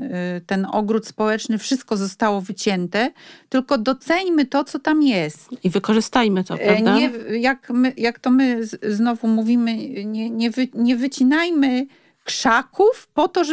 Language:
Polish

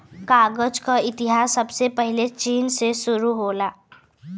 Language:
Bhojpuri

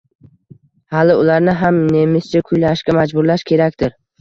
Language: Uzbek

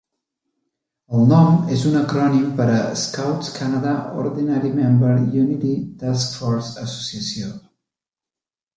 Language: Catalan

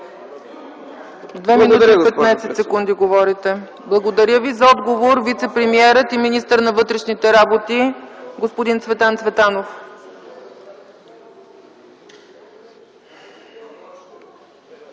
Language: Bulgarian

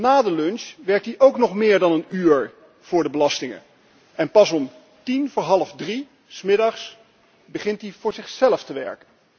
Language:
Dutch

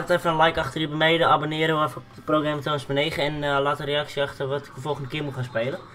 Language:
Dutch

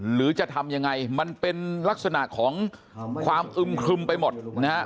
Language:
Thai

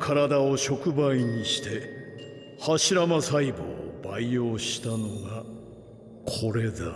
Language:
Japanese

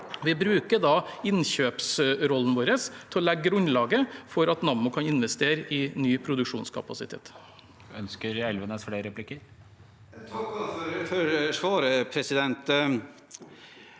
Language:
Norwegian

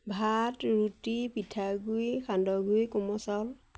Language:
Assamese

